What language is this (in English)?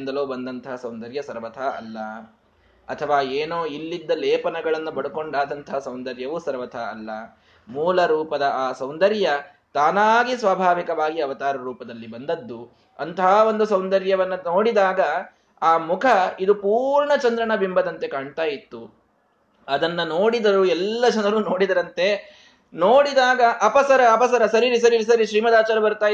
Kannada